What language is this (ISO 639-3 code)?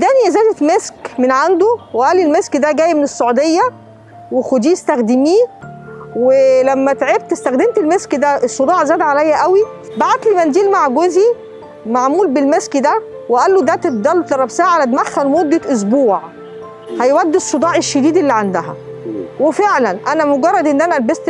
ara